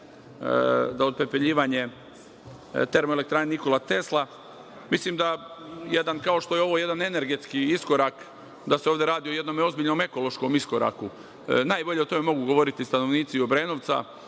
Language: Serbian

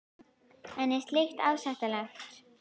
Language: Icelandic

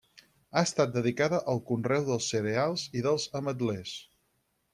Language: Catalan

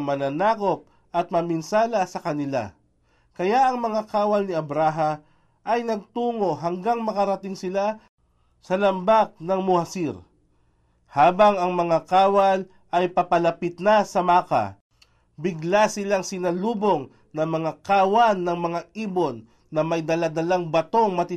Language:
Filipino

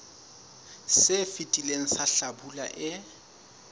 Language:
Southern Sotho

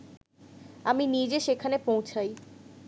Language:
Bangla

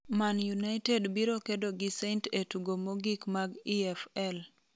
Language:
Luo (Kenya and Tanzania)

